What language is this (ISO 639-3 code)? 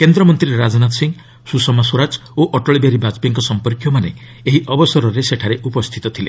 ori